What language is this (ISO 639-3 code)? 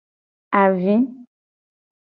gej